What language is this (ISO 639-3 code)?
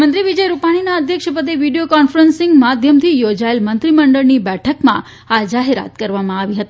guj